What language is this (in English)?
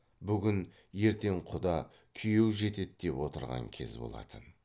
Kazakh